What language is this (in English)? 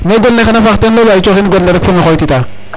Serer